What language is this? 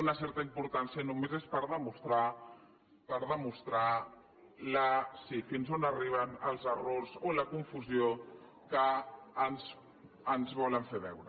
Catalan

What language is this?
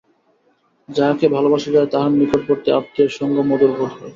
Bangla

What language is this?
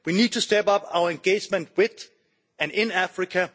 English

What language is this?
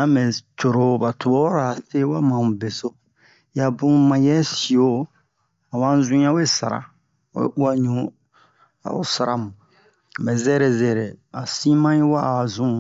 Bomu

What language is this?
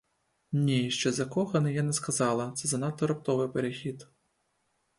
Ukrainian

